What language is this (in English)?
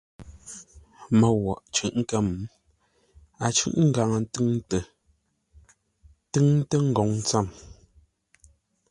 Ngombale